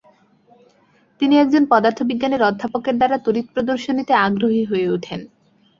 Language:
Bangla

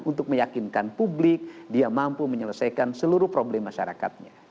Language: Indonesian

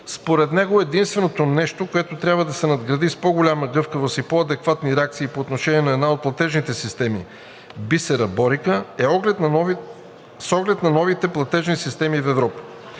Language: Bulgarian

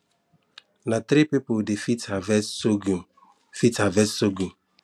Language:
Nigerian Pidgin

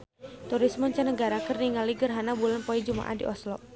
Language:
Sundanese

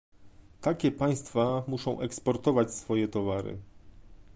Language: Polish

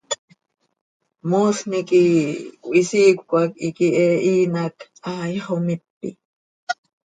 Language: Seri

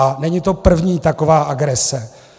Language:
Czech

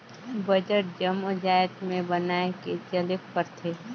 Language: Chhattisgarhi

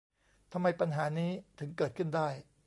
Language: Thai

